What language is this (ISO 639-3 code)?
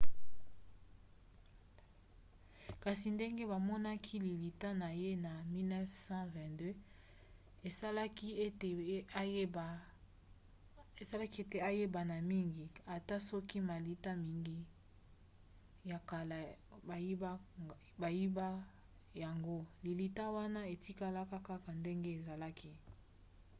lin